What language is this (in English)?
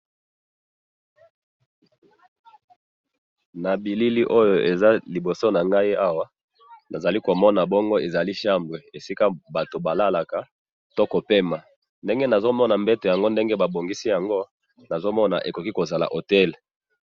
Lingala